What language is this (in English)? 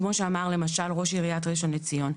Hebrew